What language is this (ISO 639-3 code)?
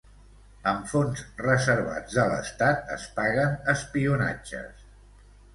cat